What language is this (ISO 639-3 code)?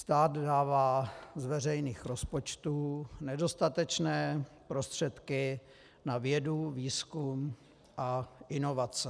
ces